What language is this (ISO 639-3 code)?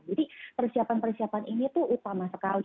ind